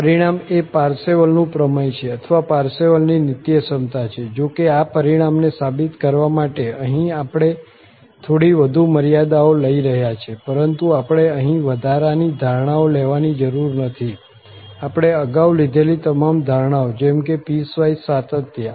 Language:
Gujarati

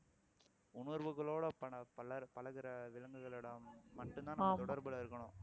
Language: Tamil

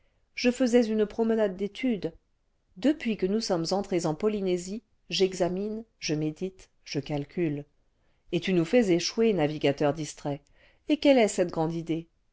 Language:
French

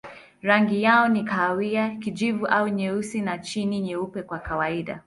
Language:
Swahili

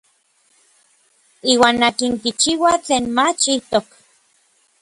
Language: Orizaba Nahuatl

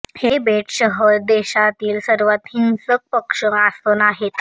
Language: Marathi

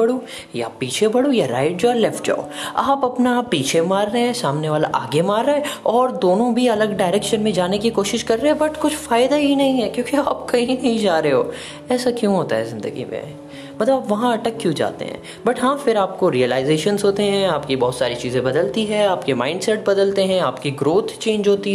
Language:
Hindi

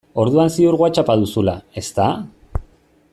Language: Basque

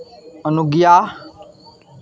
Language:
Maithili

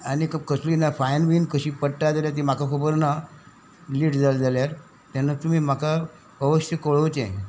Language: Konkani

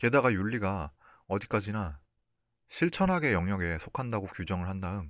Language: Korean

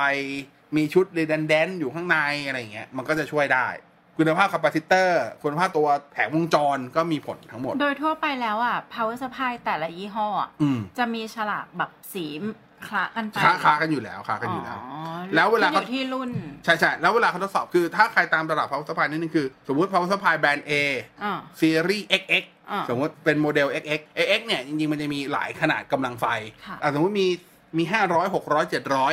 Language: Thai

